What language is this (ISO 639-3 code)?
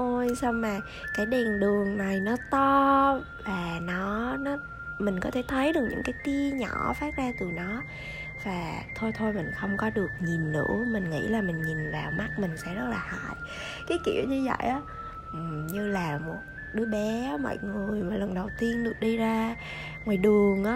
vie